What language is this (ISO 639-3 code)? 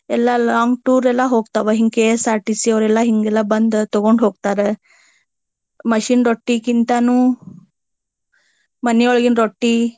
kan